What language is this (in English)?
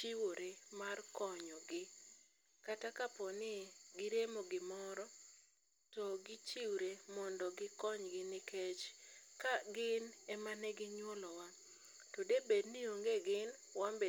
Luo (Kenya and Tanzania)